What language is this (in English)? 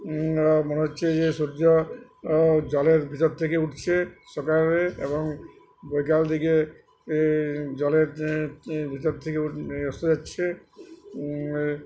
Bangla